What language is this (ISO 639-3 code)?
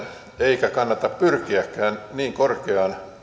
fin